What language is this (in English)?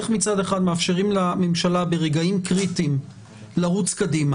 Hebrew